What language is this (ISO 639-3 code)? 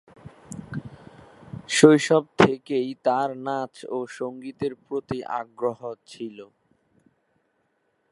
ben